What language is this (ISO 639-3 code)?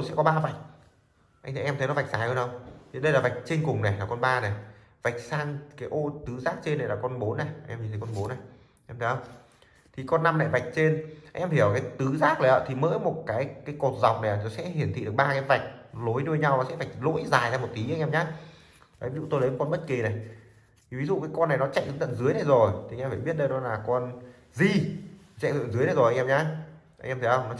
vie